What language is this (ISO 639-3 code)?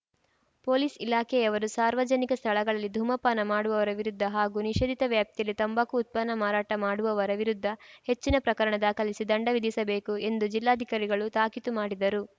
kan